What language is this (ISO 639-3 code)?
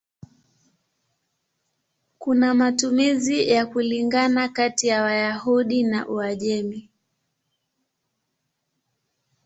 swa